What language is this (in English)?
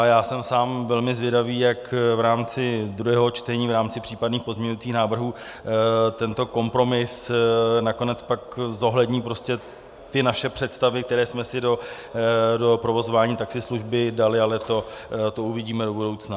Czech